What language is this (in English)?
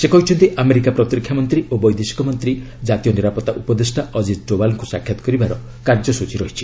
Odia